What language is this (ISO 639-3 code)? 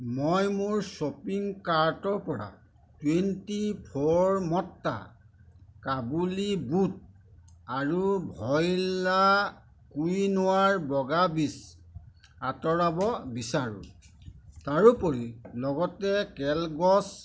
asm